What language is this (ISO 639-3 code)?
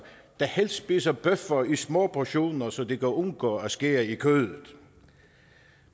dan